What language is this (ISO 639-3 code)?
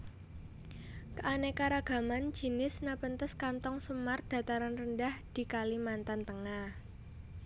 jav